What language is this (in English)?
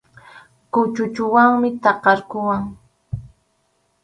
Arequipa-La Unión Quechua